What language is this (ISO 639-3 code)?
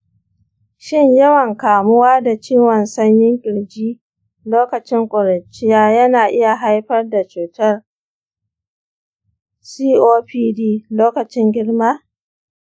hau